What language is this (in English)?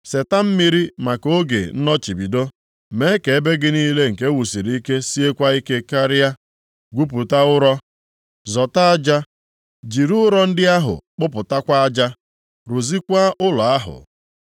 Igbo